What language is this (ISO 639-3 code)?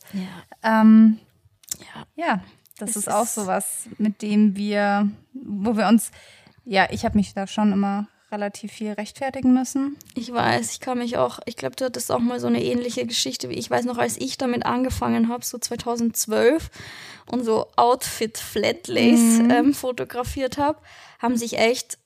deu